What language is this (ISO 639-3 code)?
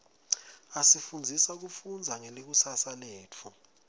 ssw